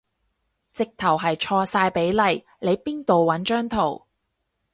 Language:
Cantonese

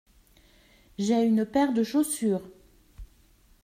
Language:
French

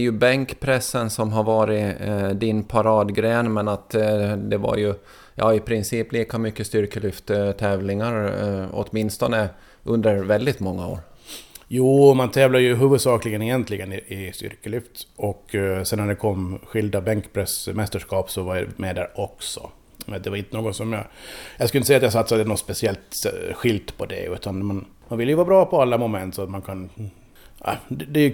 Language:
Swedish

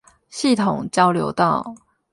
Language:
Chinese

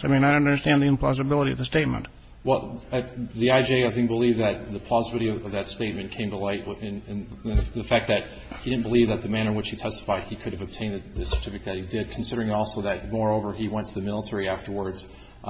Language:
English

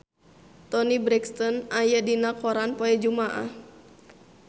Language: Sundanese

